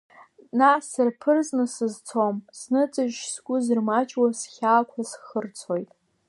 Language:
Abkhazian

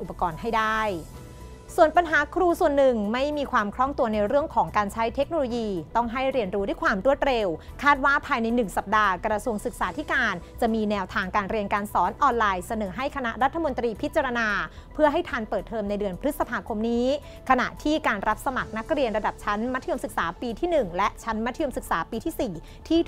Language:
Thai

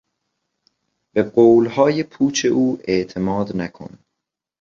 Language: Persian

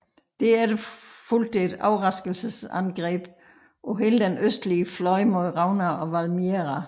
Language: Danish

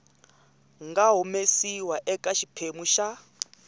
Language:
Tsonga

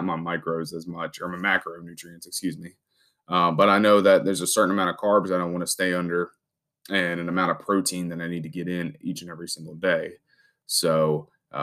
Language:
English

